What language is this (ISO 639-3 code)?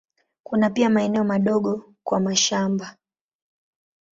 swa